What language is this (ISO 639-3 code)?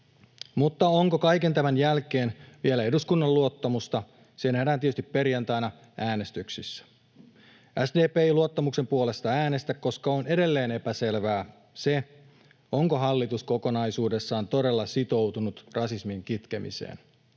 fin